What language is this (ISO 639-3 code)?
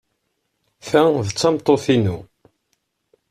kab